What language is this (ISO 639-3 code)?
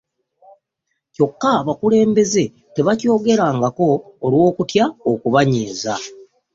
lug